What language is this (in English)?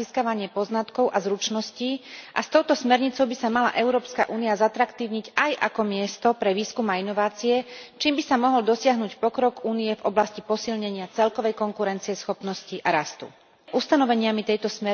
Slovak